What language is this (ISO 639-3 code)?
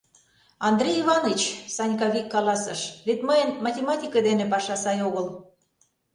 chm